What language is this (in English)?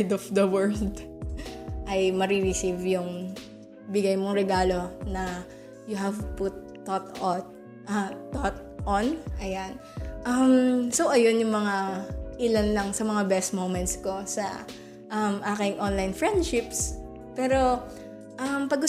Filipino